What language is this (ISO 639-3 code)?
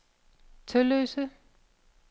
dan